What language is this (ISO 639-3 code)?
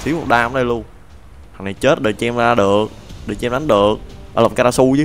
vie